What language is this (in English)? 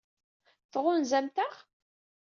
Kabyle